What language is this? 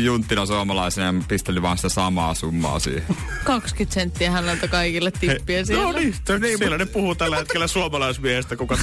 Finnish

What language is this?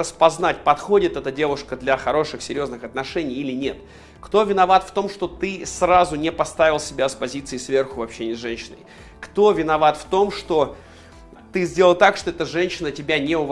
Russian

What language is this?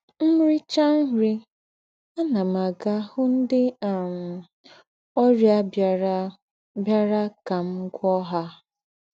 Igbo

